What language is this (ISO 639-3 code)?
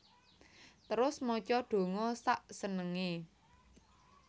jav